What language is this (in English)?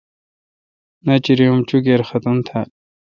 Kalkoti